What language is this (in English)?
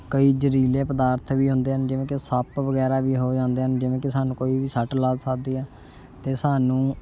Punjabi